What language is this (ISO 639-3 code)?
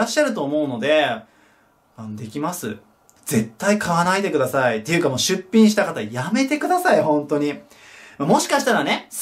jpn